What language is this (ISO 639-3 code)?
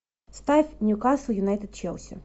rus